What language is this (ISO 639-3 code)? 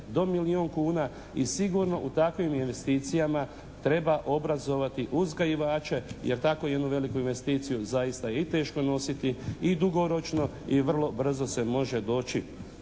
hrv